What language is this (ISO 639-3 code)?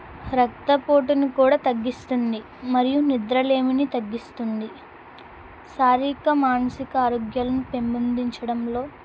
tel